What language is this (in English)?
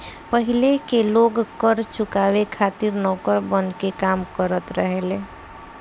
Bhojpuri